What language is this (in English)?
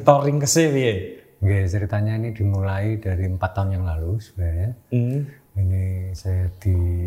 Indonesian